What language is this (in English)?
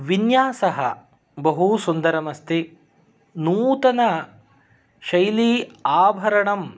Sanskrit